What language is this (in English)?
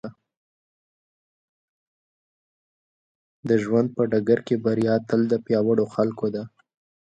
Pashto